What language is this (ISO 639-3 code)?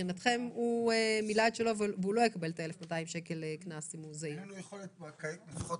heb